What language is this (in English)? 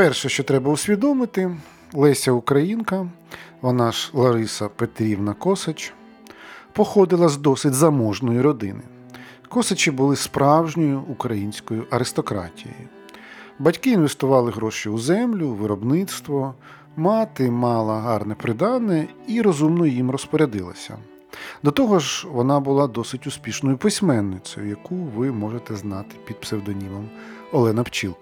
Ukrainian